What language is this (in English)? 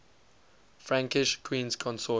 English